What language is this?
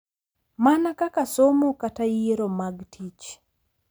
Luo (Kenya and Tanzania)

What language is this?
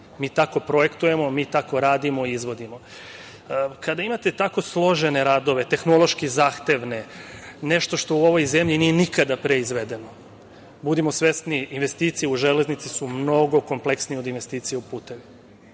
Serbian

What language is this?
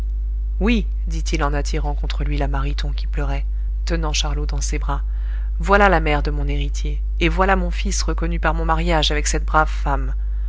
French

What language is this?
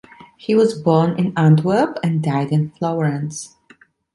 English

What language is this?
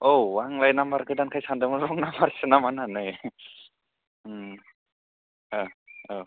Bodo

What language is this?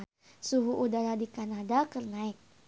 Sundanese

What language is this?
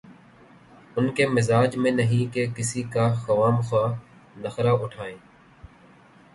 Urdu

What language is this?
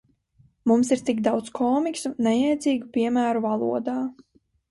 Latvian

